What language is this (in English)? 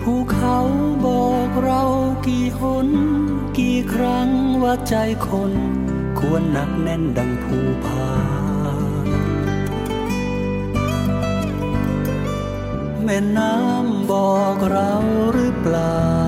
Thai